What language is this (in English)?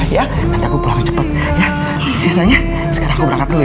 Indonesian